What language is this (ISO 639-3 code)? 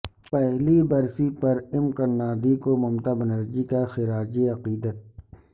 urd